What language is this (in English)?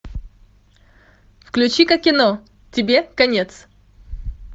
Russian